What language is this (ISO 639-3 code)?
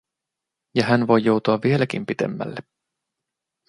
fin